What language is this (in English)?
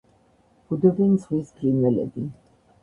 Georgian